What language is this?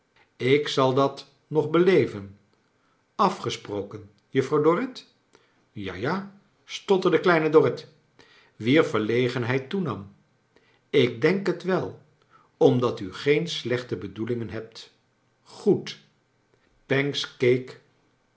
Dutch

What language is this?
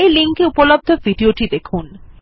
Bangla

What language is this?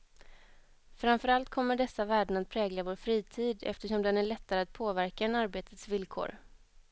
Swedish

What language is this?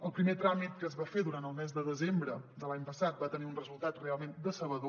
Catalan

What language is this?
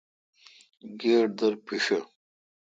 Kalkoti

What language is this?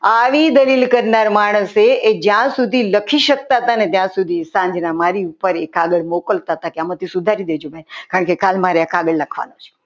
Gujarati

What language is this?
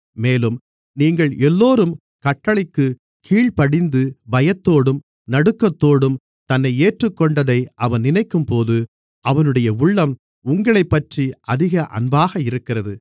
Tamil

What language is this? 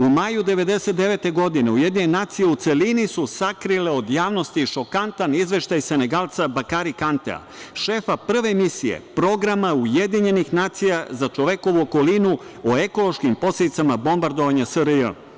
Serbian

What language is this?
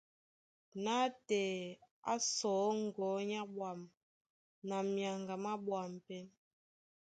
Duala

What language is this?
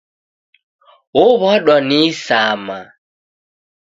Taita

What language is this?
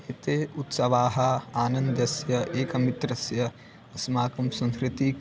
Sanskrit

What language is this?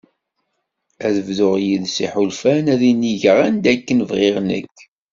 Kabyle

